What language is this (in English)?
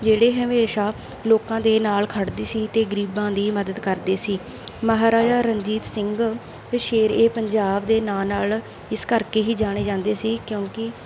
Punjabi